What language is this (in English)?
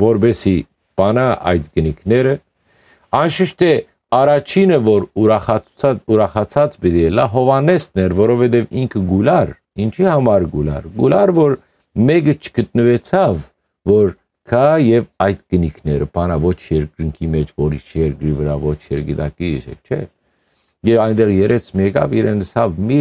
Romanian